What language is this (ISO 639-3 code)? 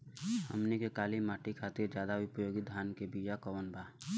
bho